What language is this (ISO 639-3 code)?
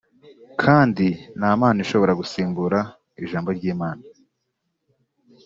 kin